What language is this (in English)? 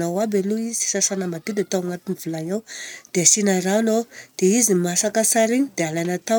Southern Betsimisaraka Malagasy